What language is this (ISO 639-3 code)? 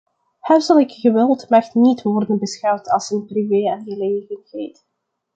nld